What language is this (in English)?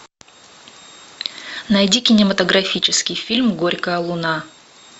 Russian